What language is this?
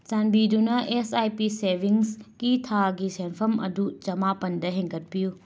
Manipuri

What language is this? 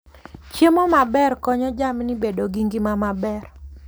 Luo (Kenya and Tanzania)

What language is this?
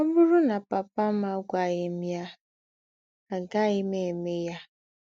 Igbo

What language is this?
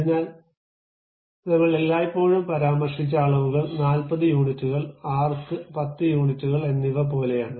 Malayalam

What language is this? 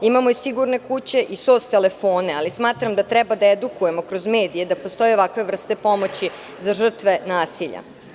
Serbian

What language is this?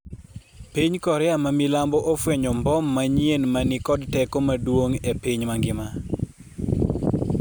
Luo (Kenya and Tanzania)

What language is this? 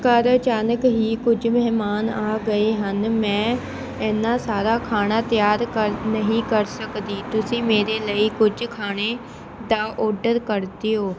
Punjabi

